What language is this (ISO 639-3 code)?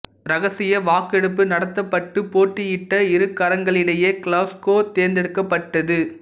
tam